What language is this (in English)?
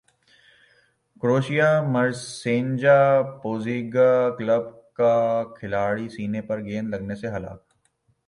Urdu